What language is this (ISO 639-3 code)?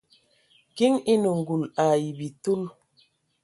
ewo